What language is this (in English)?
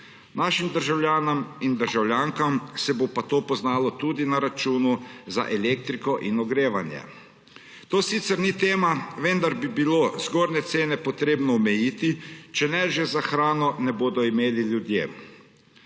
Slovenian